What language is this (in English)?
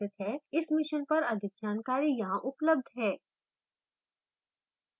Hindi